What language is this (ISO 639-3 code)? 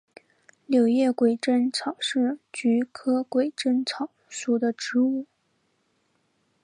zho